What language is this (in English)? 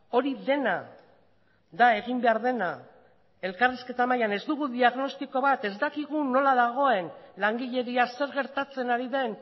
Basque